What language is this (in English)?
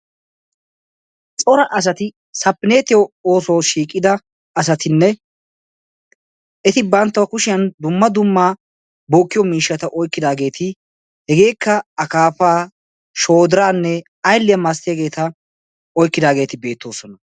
Wolaytta